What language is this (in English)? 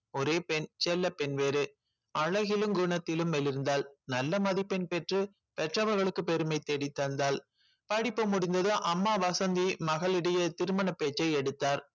Tamil